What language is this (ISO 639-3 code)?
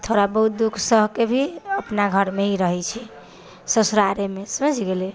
mai